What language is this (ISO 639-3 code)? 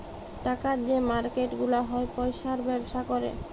ben